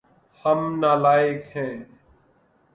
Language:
Urdu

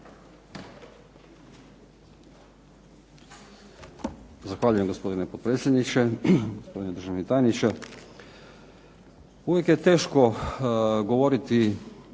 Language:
Croatian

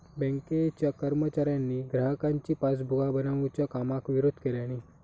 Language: Marathi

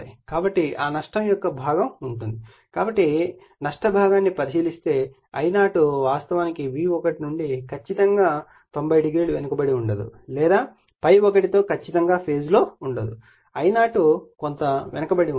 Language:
Telugu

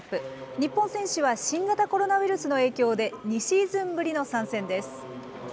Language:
Japanese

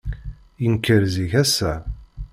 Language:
Kabyle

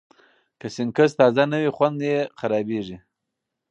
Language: Pashto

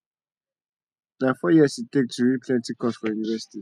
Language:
Nigerian Pidgin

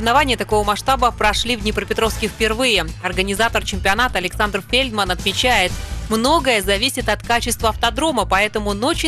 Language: Russian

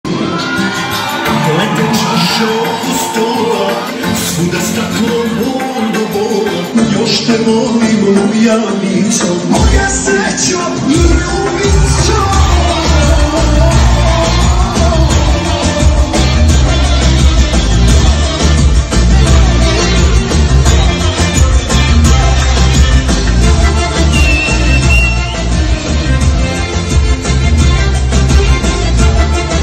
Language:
Romanian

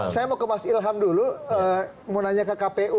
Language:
Indonesian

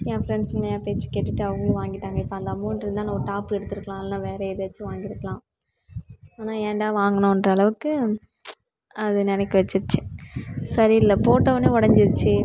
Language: Tamil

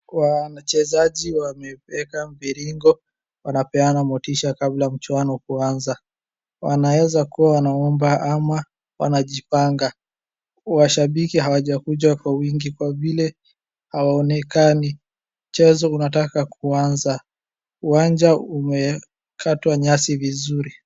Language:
Swahili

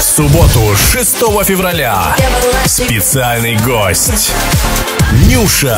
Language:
Russian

